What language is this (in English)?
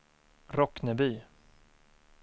Swedish